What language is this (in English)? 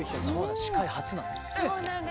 Japanese